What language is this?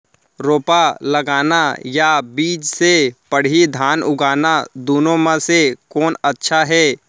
Chhattisgarhi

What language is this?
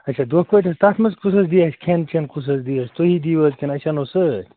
Kashmiri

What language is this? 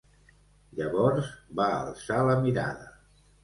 Catalan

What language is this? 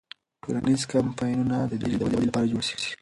Pashto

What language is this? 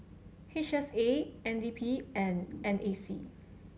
English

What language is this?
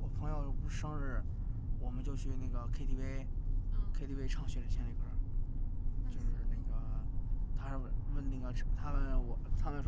Chinese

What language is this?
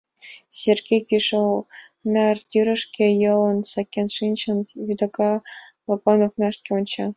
Mari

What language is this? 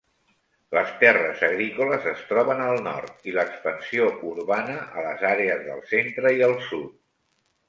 Catalan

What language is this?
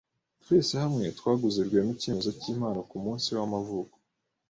Kinyarwanda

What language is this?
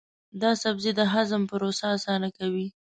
Pashto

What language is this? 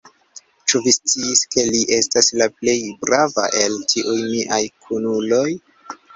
Esperanto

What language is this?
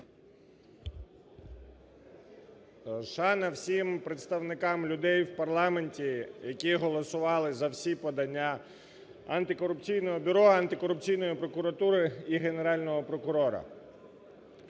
Ukrainian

